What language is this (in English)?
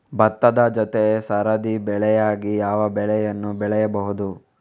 Kannada